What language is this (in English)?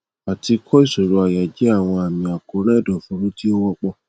Yoruba